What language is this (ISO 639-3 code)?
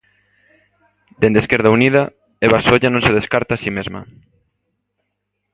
glg